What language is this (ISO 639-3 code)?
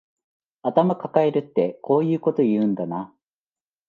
jpn